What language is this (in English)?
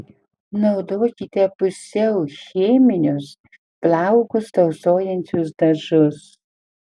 Lithuanian